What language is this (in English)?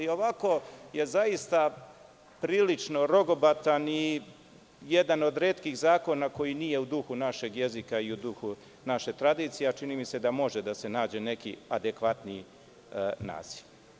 Serbian